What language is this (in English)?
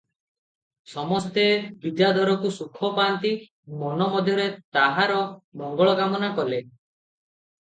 Odia